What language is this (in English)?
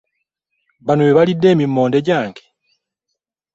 Ganda